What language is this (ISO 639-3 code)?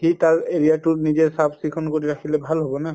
asm